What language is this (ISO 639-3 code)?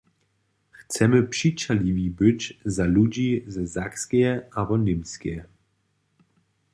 hsb